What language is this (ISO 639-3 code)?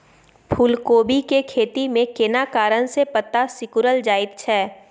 mai